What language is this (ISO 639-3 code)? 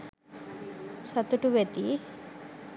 sin